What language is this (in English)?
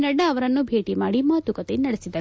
Kannada